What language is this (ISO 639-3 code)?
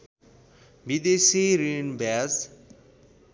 nep